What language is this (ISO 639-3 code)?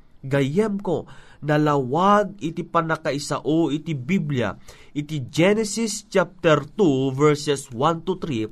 fil